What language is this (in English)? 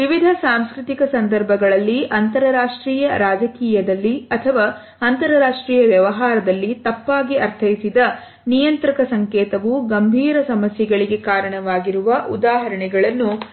Kannada